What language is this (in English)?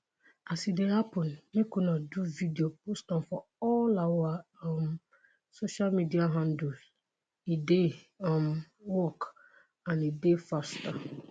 Nigerian Pidgin